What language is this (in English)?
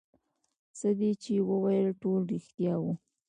Pashto